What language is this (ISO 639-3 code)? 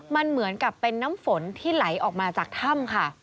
tha